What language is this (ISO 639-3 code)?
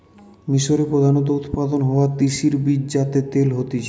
ben